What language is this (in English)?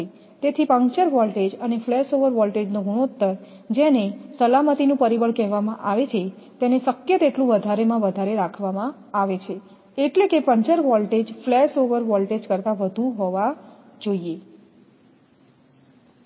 Gujarati